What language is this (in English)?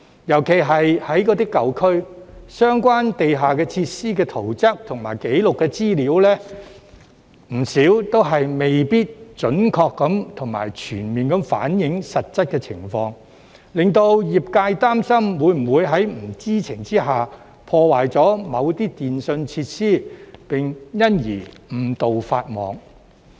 Cantonese